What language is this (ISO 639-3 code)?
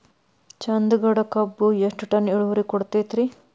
kan